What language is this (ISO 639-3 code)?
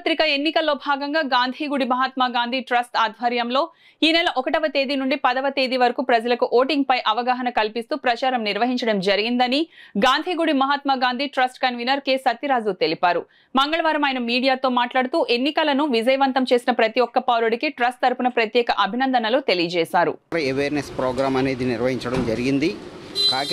tel